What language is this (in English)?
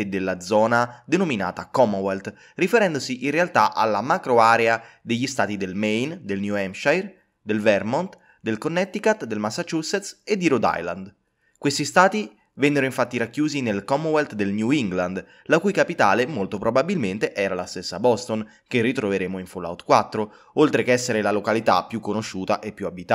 Italian